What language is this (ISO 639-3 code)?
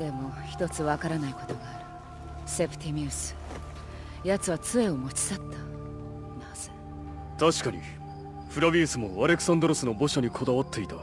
jpn